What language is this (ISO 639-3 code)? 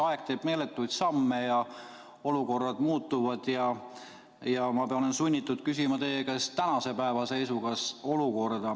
est